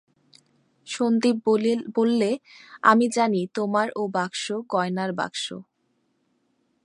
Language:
Bangla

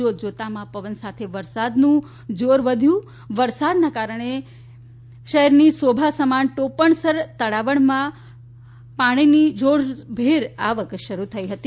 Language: Gujarati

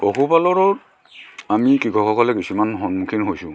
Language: Assamese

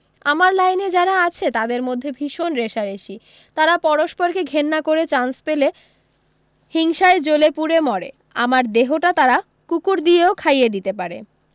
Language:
Bangla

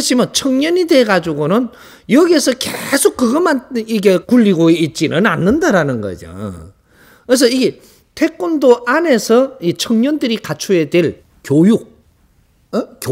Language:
Korean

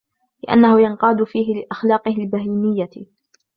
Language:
Arabic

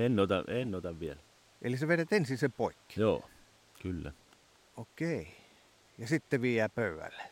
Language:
Finnish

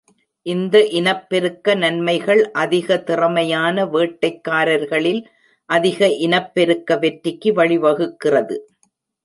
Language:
Tamil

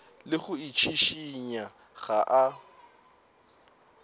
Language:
Northern Sotho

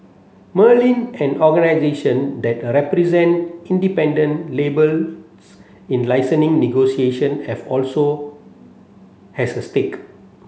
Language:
English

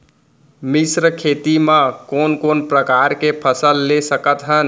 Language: Chhattisgarhi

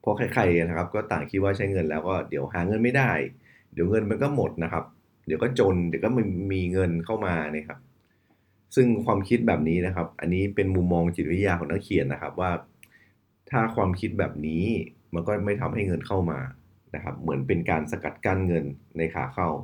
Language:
Thai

